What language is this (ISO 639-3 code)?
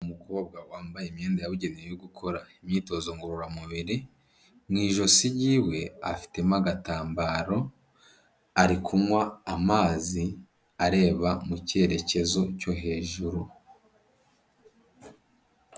kin